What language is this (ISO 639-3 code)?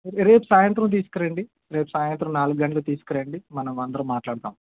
tel